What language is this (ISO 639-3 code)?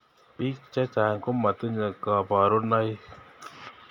kln